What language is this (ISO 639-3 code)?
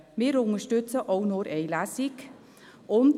gsw